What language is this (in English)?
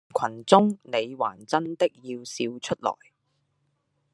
Chinese